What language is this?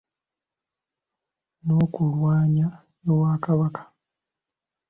Ganda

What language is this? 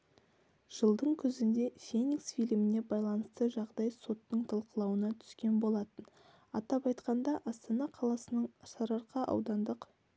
Kazakh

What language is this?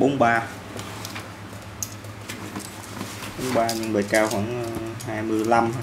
Vietnamese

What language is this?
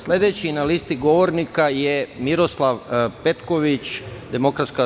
Serbian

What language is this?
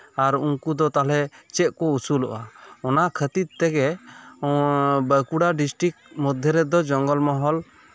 Santali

